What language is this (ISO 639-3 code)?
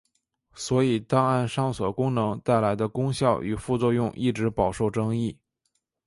zho